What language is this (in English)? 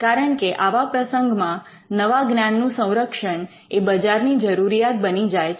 Gujarati